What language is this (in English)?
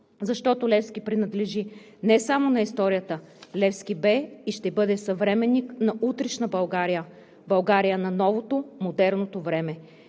Bulgarian